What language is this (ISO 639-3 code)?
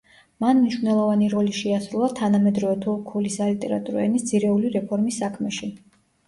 kat